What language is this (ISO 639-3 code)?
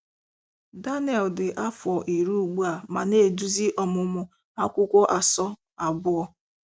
ibo